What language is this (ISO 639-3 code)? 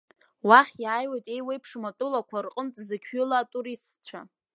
abk